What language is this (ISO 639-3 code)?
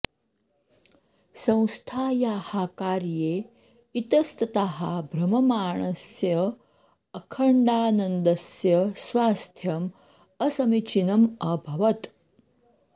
san